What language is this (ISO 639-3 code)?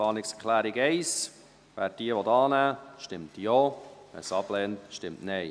gsw